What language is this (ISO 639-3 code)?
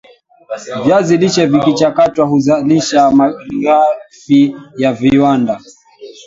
swa